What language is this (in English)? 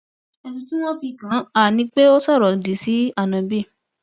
Yoruba